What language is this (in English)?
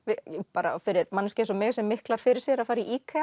Icelandic